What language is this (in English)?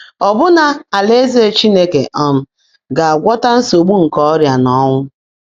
Igbo